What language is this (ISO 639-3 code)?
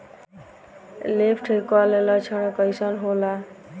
bho